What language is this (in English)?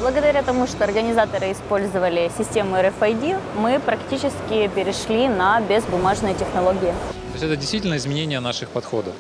Russian